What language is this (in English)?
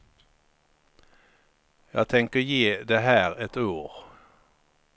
Swedish